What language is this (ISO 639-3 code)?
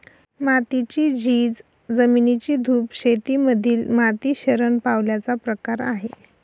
mar